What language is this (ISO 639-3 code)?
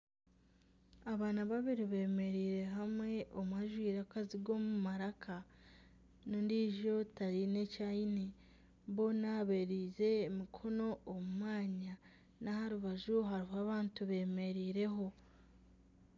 nyn